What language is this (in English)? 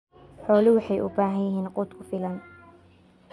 Somali